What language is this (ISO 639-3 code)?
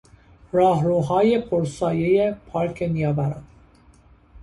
fas